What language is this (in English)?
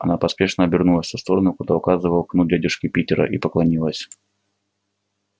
Russian